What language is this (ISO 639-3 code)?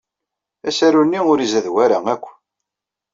kab